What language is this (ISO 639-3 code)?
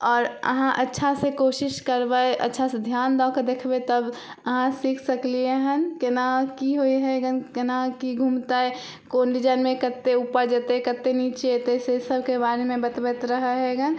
mai